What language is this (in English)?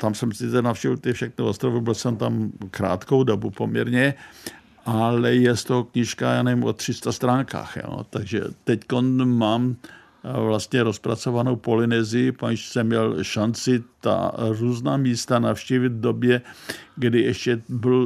Czech